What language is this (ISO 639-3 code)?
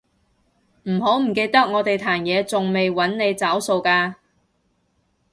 yue